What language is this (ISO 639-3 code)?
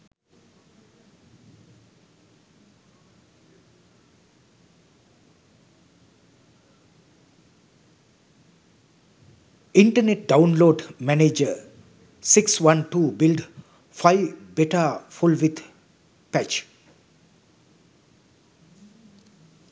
sin